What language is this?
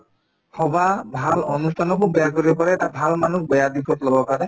Assamese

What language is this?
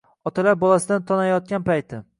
Uzbek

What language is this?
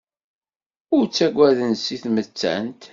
Kabyle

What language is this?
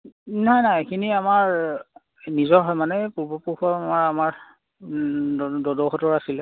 Assamese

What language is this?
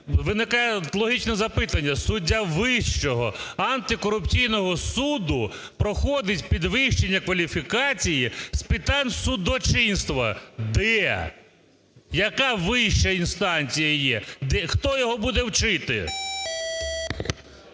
Ukrainian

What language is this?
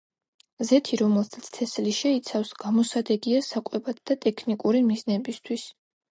Georgian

